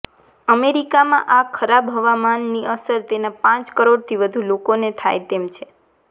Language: Gujarati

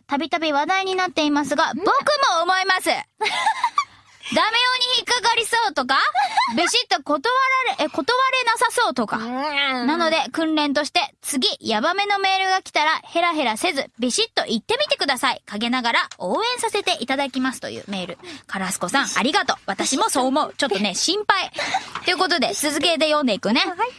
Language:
Japanese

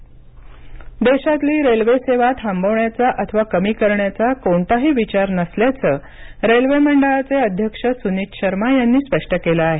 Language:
Marathi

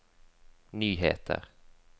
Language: Norwegian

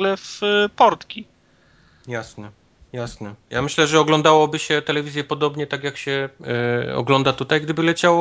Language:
Polish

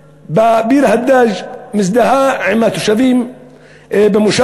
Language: Hebrew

